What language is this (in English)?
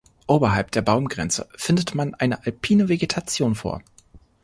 German